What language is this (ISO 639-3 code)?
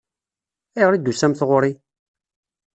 kab